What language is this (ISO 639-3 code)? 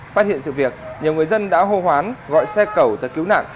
vie